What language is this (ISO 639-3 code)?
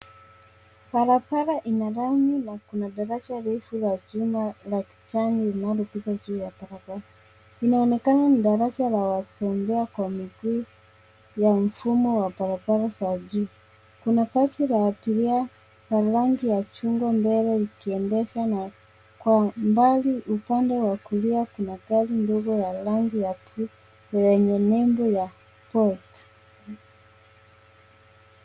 swa